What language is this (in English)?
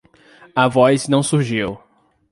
Portuguese